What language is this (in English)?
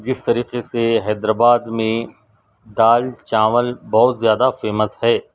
Urdu